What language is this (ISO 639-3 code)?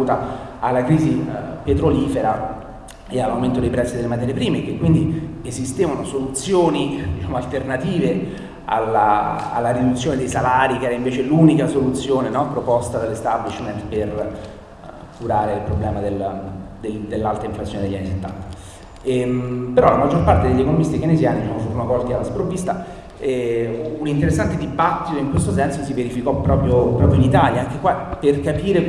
ita